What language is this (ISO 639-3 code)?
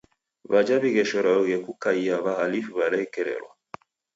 dav